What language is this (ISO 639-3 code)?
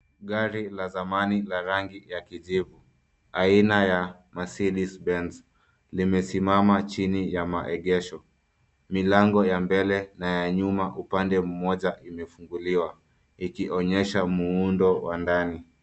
swa